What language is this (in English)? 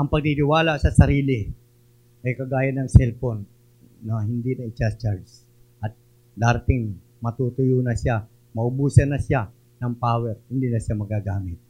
Filipino